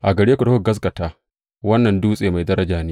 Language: Hausa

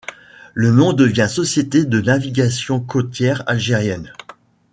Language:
French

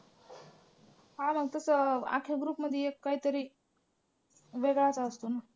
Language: Marathi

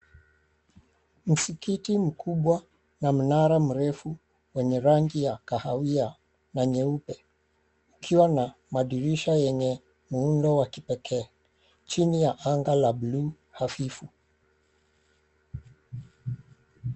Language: Swahili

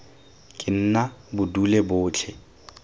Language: Tswana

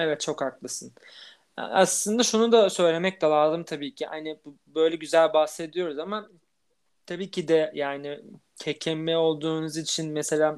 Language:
Turkish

